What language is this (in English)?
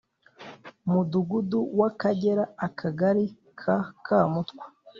Kinyarwanda